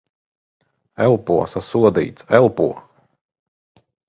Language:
Latvian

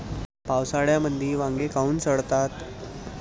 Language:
Marathi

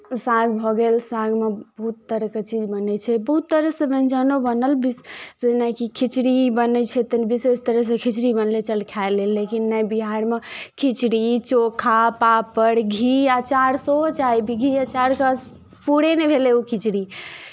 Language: Maithili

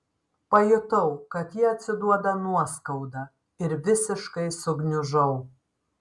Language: Lithuanian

